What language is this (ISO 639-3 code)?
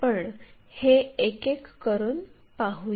mar